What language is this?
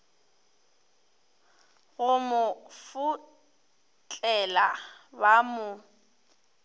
Northern Sotho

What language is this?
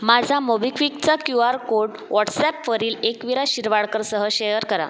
Marathi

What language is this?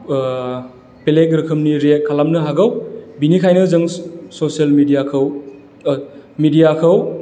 Bodo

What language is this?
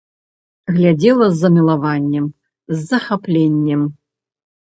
Belarusian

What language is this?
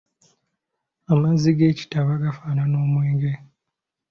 Ganda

